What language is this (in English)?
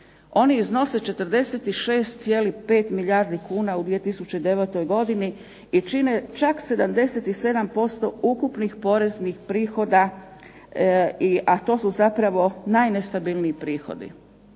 Croatian